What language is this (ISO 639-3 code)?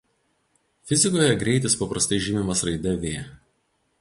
lit